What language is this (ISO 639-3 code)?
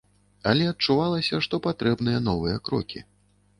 bel